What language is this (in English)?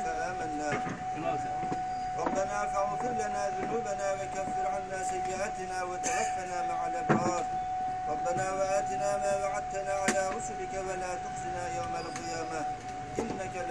Arabic